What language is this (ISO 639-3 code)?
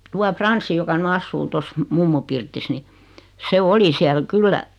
fin